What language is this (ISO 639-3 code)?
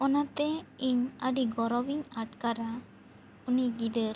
sat